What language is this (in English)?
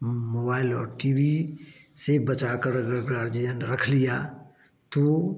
Hindi